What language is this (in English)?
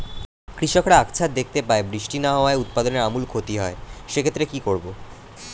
Bangla